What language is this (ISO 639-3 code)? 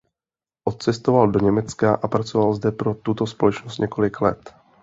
ces